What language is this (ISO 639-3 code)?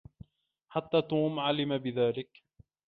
ara